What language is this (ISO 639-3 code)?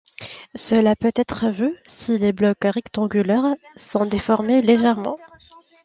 fra